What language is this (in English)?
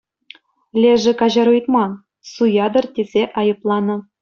Chuvash